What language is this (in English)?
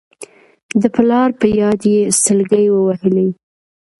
Pashto